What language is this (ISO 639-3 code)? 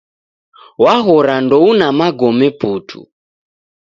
dav